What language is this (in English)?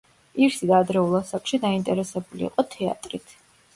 Georgian